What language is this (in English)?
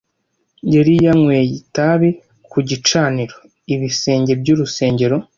Kinyarwanda